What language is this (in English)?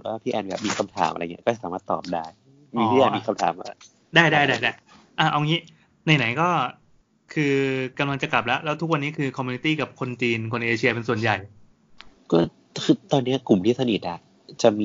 Thai